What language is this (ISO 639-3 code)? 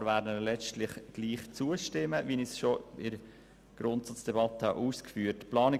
gsw